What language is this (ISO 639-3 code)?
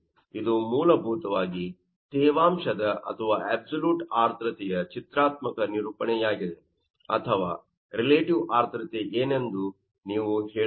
kan